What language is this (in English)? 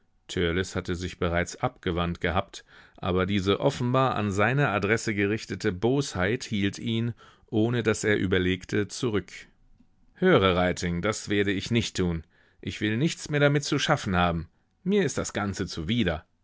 German